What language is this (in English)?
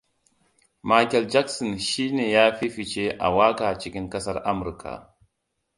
Hausa